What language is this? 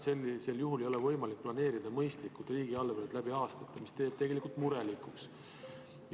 Estonian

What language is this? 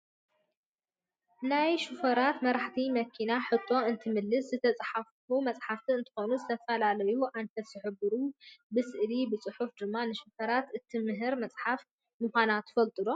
Tigrinya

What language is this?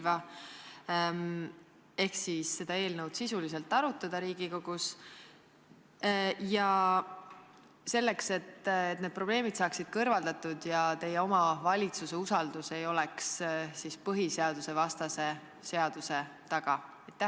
Estonian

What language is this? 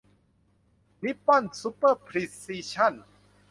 Thai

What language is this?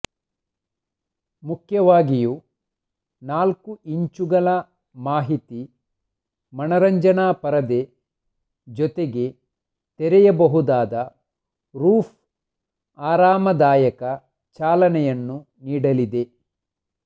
Kannada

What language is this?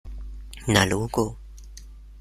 German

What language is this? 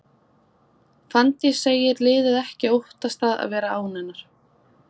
Icelandic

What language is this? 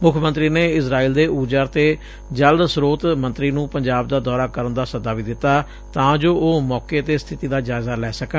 Punjabi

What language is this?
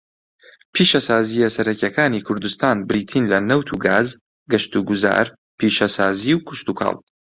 Central Kurdish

